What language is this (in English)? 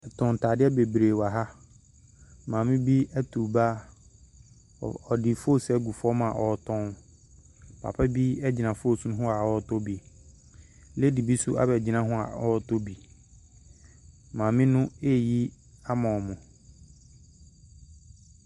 Akan